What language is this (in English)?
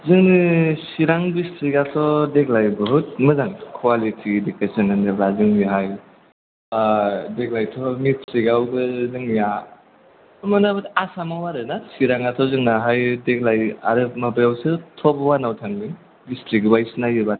Bodo